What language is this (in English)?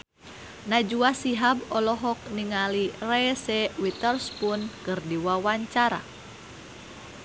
Sundanese